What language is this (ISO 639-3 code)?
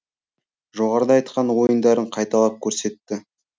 kaz